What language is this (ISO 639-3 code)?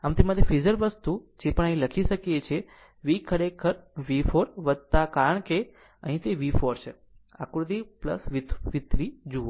guj